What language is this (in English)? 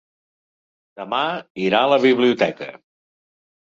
Catalan